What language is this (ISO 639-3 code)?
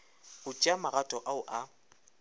nso